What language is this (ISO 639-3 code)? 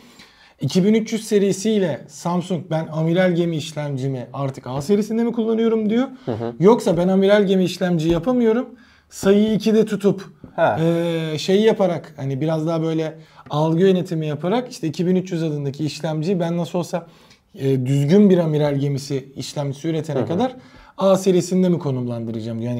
tur